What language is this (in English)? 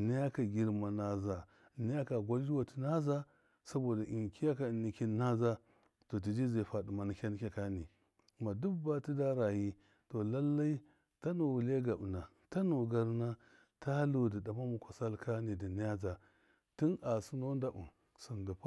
Miya